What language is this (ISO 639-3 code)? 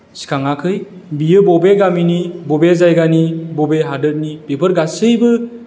brx